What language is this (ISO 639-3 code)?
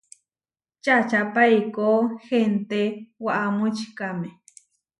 var